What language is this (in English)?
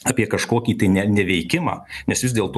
Lithuanian